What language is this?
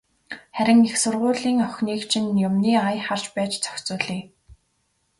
Mongolian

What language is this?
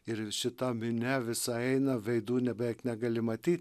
Lithuanian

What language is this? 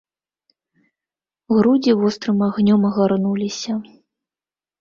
Belarusian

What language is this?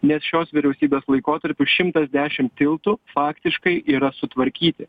Lithuanian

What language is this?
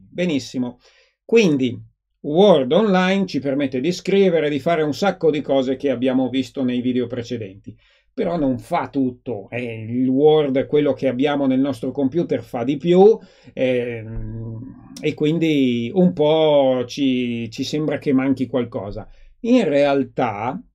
Italian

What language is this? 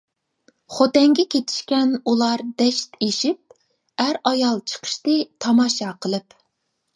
Uyghur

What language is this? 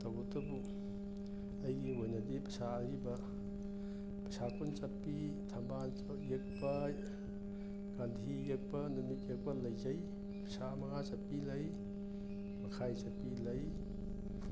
Manipuri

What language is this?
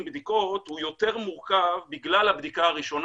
Hebrew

